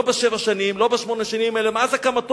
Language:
Hebrew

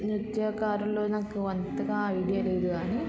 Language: Telugu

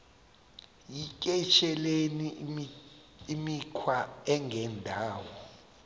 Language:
Xhosa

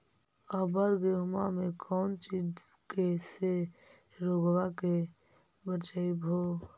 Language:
Magahi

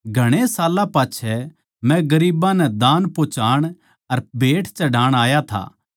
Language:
Haryanvi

